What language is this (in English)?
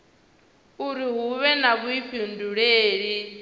Venda